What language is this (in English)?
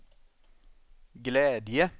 Swedish